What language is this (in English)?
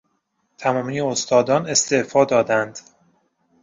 Persian